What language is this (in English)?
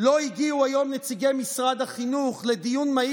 Hebrew